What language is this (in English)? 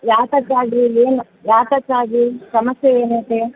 Kannada